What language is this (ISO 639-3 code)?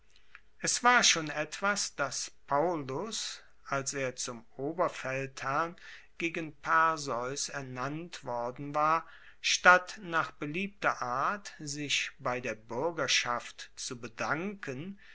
deu